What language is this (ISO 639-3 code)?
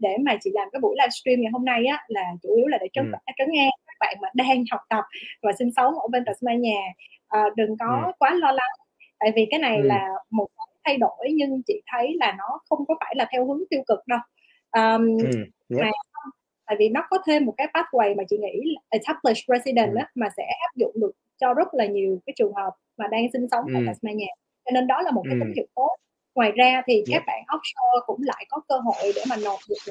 vie